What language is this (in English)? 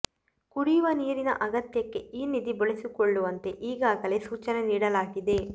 Kannada